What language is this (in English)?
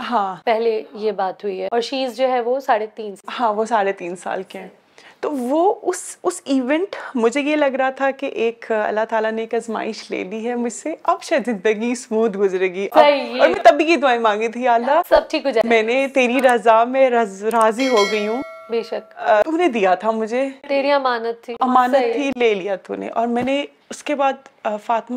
Urdu